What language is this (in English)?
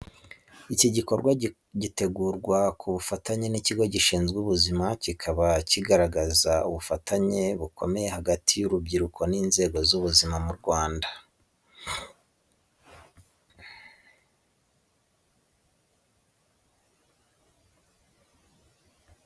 Kinyarwanda